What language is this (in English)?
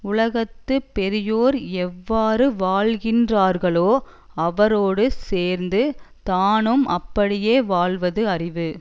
Tamil